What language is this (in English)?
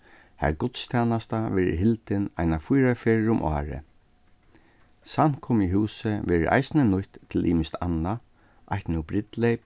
Faroese